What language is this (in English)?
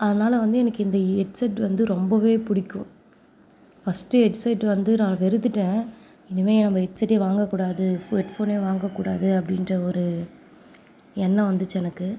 Tamil